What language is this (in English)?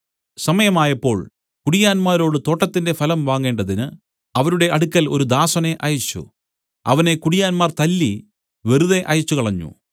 Malayalam